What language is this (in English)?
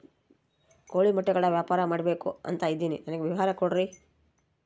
Kannada